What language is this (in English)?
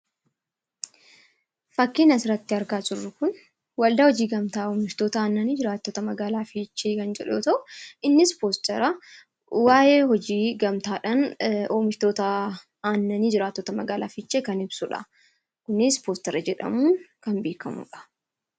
Oromo